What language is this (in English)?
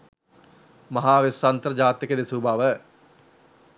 Sinhala